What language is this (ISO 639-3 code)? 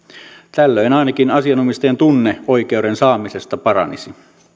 fin